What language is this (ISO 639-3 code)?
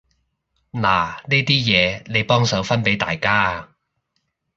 yue